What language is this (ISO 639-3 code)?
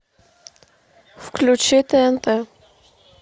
rus